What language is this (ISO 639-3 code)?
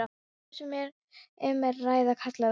isl